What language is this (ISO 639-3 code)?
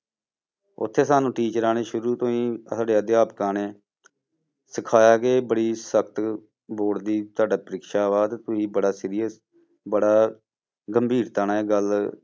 pan